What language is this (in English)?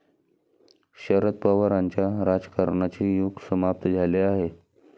Marathi